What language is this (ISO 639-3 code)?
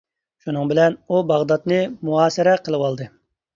uig